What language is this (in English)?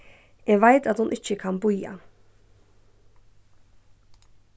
Faroese